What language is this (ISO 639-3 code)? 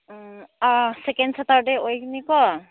mni